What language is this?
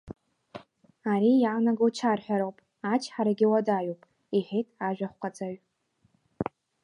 Abkhazian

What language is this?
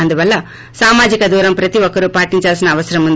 Telugu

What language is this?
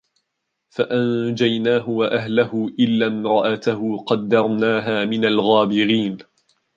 Arabic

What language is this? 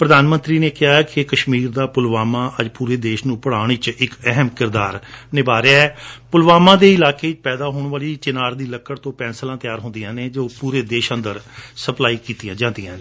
Punjabi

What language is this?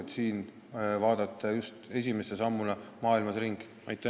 Estonian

